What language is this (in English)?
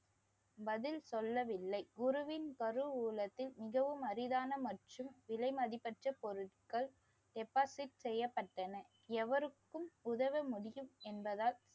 Tamil